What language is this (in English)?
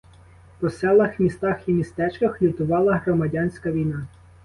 Ukrainian